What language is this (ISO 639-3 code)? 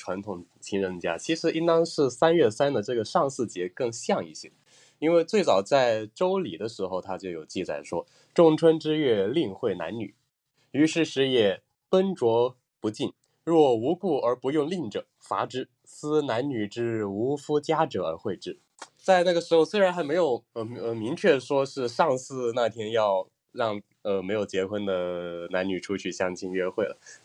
zho